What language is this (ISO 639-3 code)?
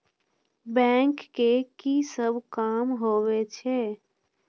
mai